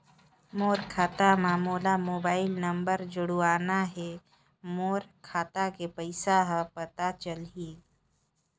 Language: Chhattisgarhi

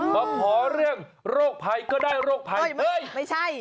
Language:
Thai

